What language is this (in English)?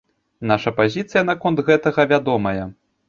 Belarusian